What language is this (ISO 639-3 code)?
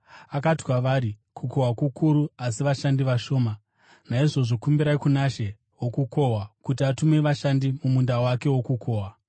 sna